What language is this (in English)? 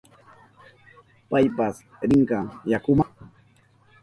Southern Pastaza Quechua